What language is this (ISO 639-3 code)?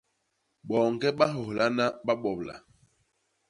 bas